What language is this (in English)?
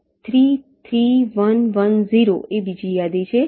Gujarati